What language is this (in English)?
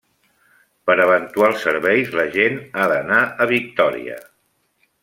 Catalan